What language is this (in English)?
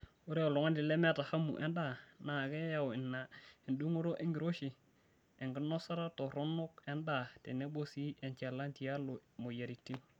Masai